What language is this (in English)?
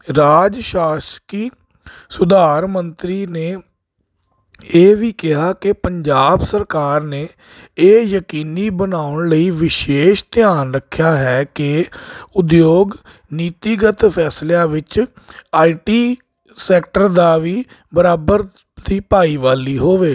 Punjabi